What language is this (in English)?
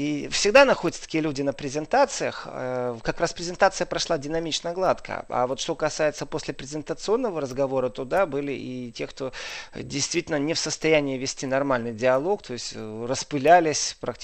Russian